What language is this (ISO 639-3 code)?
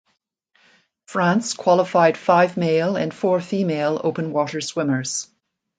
eng